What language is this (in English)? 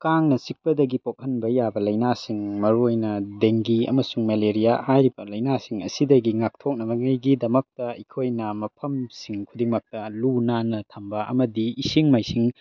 Manipuri